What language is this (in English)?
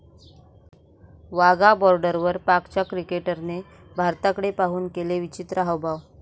Marathi